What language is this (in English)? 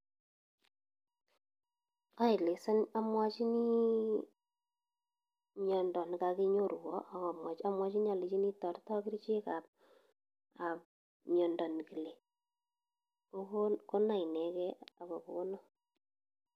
Kalenjin